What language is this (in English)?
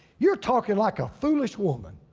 English